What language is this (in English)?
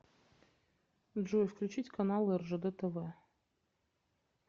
Russian